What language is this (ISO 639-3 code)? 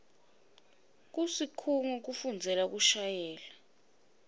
ssw